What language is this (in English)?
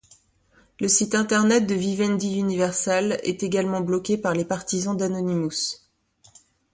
French